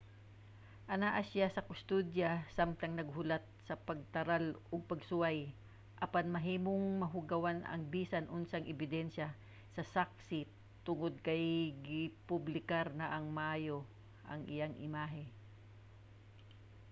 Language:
Cebuano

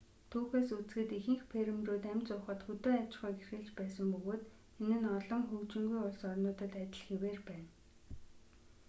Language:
Mongolian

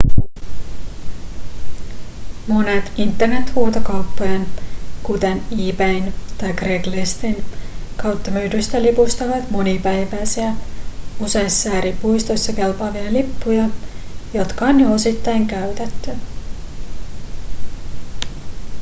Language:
Finnish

